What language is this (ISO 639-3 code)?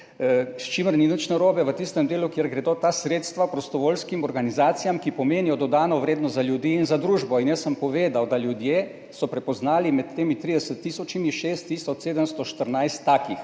slv